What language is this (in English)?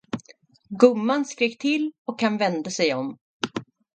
Swedish